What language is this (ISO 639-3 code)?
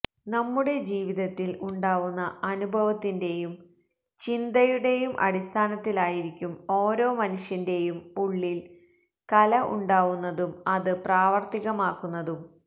mal